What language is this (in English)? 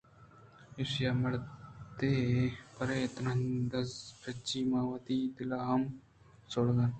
Eastern Balochi